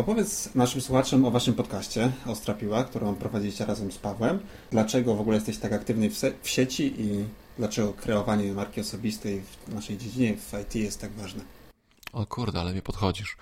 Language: Polish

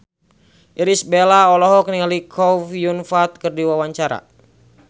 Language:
Sundanese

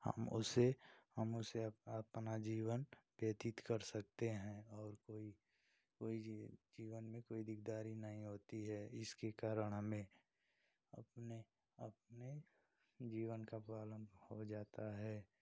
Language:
Hindi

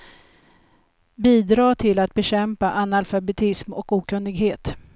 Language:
Swedish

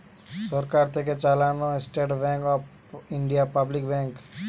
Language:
Bangla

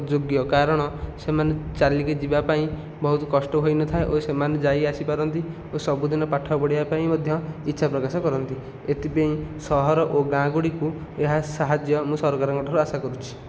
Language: Odia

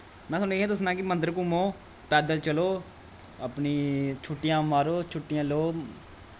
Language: Dogri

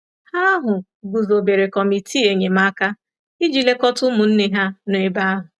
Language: Igbo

